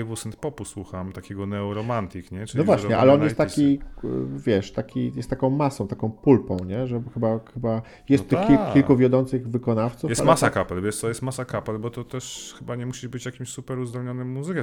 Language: Polish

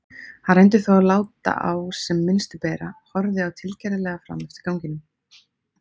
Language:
Icelandic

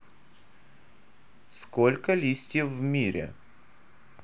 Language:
Russian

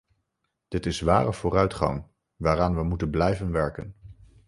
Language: Dutch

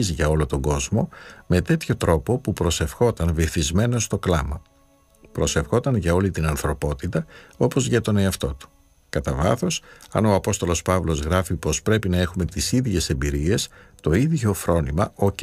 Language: Greek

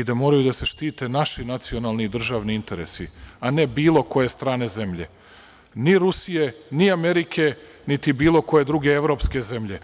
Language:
Serbian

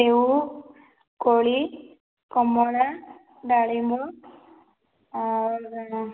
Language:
Odia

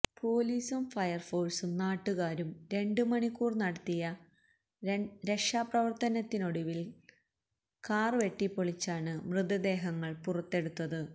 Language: Malayalam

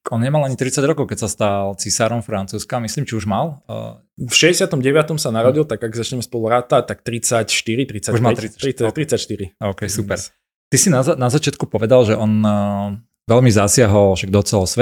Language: Slovak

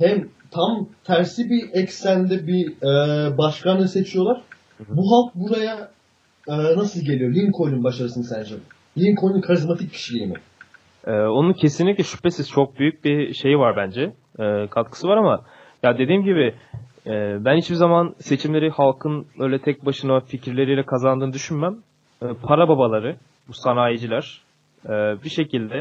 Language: Turkish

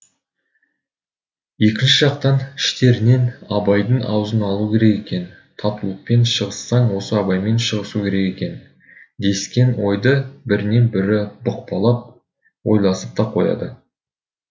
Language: Kazakh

